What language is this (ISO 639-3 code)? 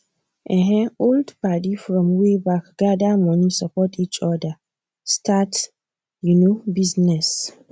pcm